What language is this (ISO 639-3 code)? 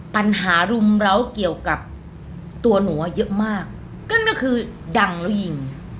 tha